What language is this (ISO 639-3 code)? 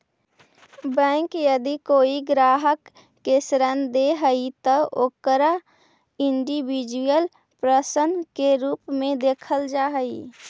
mag